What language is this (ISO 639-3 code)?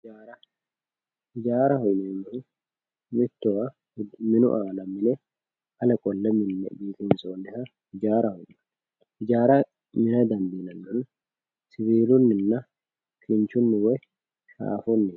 sid